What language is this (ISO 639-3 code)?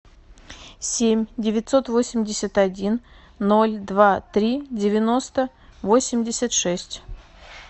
rus